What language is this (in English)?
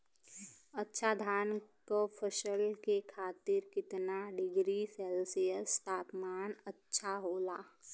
Bhojpuri